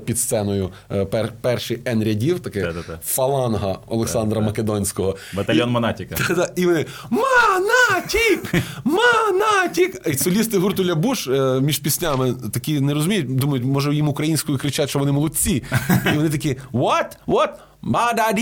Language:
Ukrainian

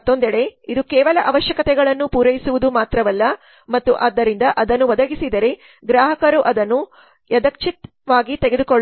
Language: Kannada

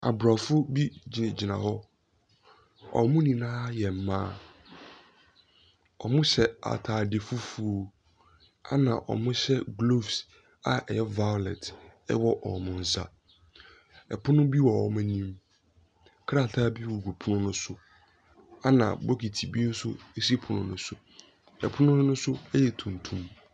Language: Akan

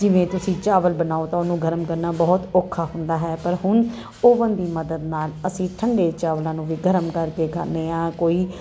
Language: Punjabi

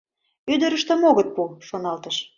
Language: Mari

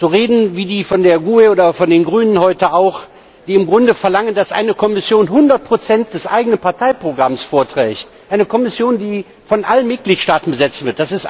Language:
German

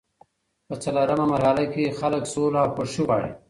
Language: Pashto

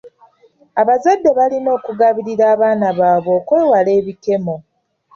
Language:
Ganda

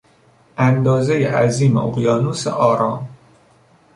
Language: Persian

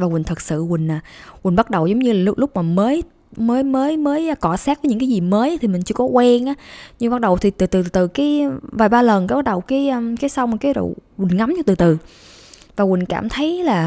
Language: Vietnamese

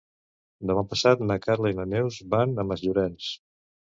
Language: Catalan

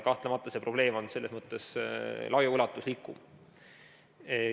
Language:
Estonian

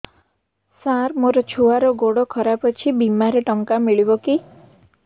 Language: Odia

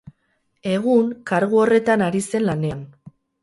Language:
Basque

